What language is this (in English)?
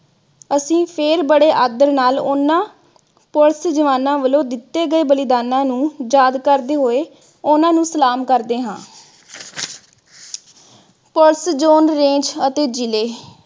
Punjabi